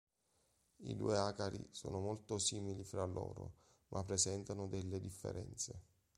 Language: Italian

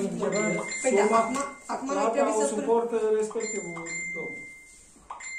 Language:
Romanian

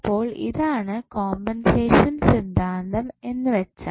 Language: Malayalam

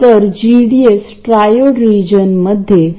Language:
Marathi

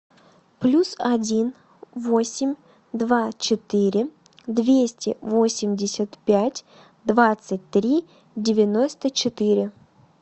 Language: Russian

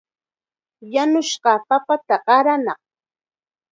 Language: Chiquián Ancash Quechua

